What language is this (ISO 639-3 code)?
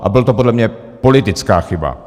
ces